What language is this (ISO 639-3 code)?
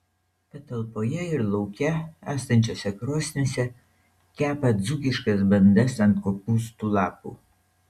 lit